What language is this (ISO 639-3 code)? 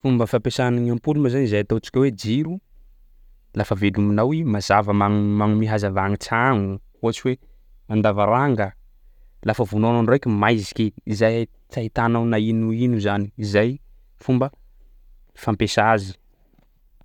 skg